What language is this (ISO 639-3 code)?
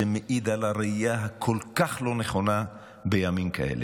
heb